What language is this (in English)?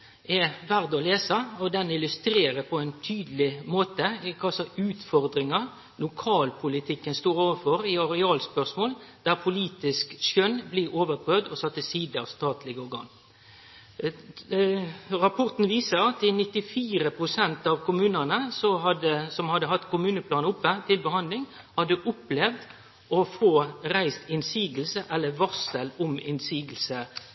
Norwegian Nynorsk